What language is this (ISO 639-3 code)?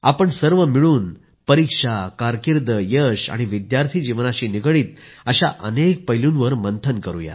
mar